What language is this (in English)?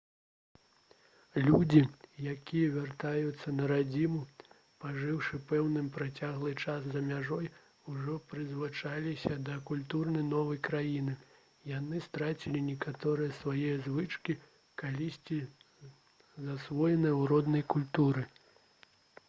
Belarusian